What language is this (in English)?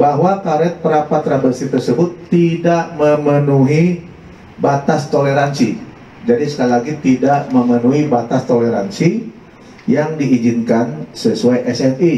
Indonesian